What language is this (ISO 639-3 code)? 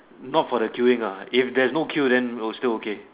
eng